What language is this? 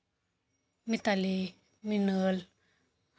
Marathi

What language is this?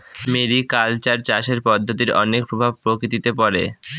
Bangla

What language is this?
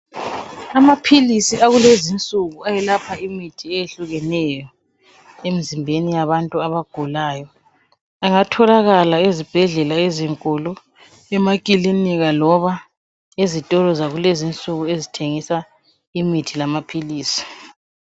North Ndebele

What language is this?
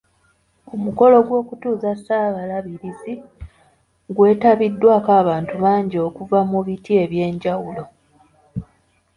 Ganda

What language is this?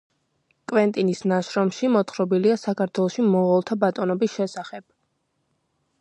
Georgian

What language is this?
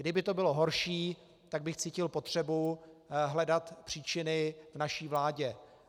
Czech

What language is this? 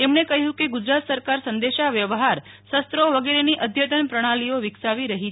Gujarati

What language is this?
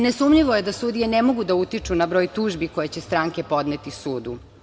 Serbian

